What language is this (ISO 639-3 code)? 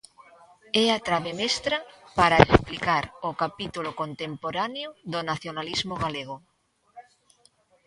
glg